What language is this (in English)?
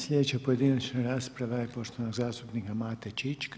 Croatian